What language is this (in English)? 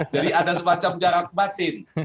Indonesian